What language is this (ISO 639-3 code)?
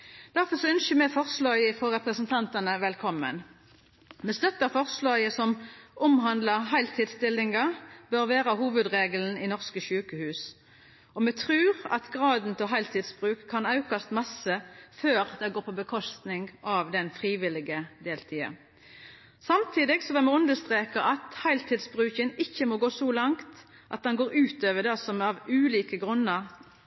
nno